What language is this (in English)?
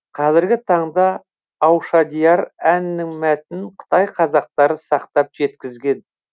Kazakh